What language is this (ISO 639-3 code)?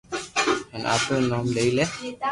lrk